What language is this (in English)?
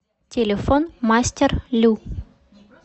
Russian